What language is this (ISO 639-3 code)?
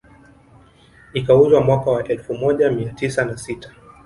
swa